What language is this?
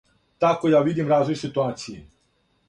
Serbian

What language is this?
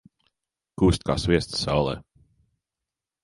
Latvian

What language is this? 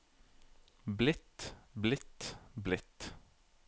Norwegian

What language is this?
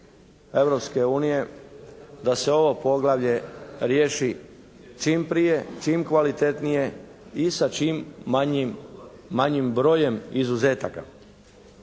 Croatian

